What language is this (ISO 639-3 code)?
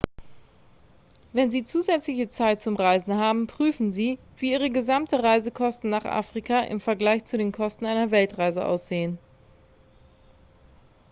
deu